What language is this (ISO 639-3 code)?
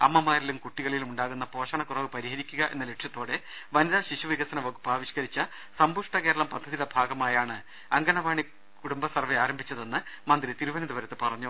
mal